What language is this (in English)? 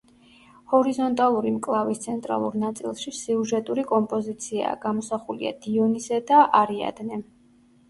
Georgian